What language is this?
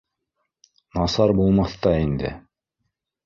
Bashkir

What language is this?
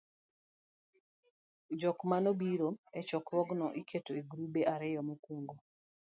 Luo (Kenya and Tanzania)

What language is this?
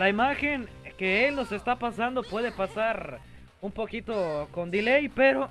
Spanish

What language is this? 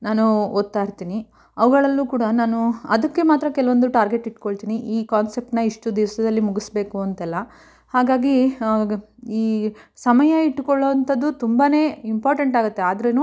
Kannada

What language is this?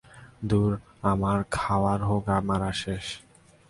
Bangla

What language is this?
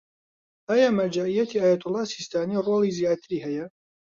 Central Kurdish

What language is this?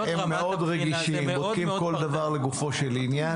Hebrew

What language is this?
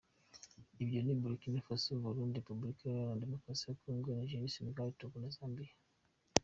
Kinyarwanda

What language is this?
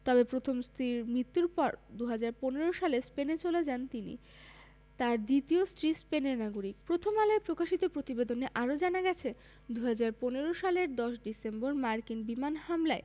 Bangla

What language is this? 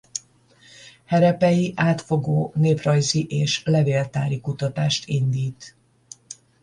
Hungarian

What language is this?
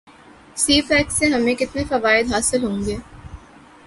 Urdu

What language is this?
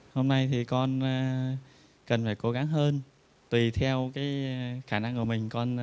Vietnamese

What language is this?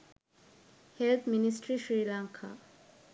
Sinhala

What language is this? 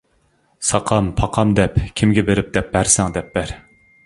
Uyghur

